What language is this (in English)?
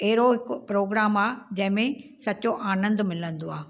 Sindhi